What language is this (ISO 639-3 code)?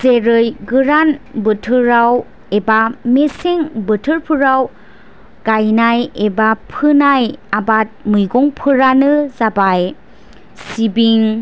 brx